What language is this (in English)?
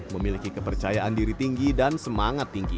Indonesian